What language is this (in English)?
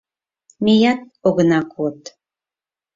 Mari